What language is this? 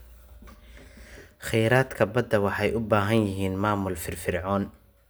Somali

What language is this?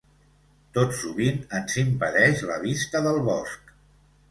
Catalan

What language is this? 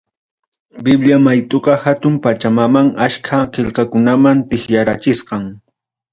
Ayacucho Quechua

